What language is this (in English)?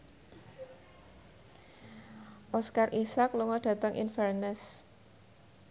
Javanese